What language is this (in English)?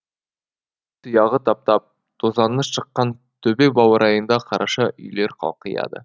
Kazakh